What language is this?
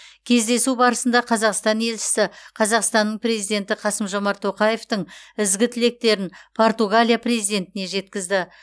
Kazakh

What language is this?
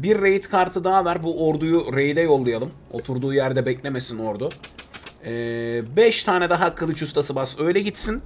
Turkish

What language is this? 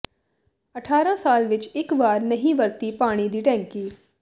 Punjabi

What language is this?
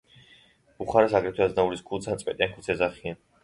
Georgian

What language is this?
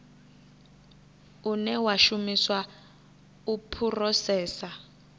Venda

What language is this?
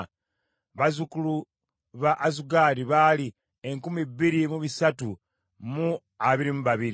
Ganda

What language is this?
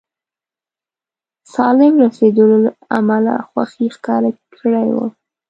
Pashto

